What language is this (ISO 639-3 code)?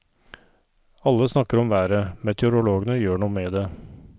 nor